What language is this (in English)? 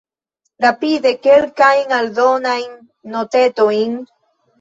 Esperanto